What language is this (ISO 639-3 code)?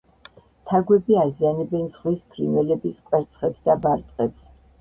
kat